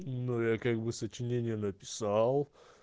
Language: Russian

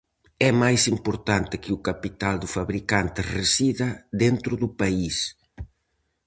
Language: Galician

